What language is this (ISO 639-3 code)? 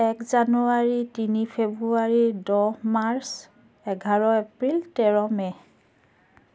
asm